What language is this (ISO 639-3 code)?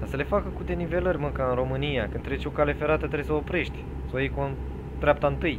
ron